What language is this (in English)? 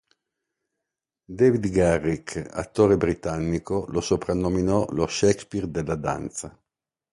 Italian